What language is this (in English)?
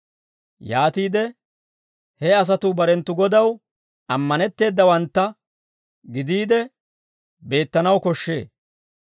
Dawro